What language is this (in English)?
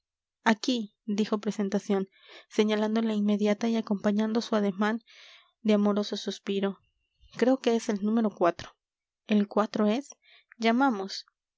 Spanish